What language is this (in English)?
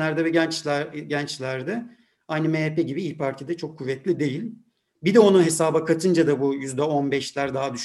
Turkish